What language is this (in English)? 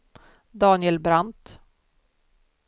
Swedish